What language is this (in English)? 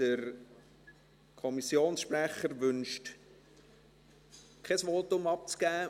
Swiss German